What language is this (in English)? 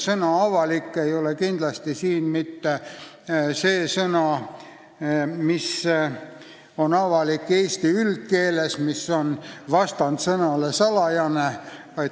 Estonian